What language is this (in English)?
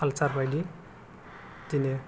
Bodo